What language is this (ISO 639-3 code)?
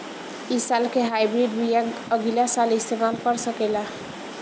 bho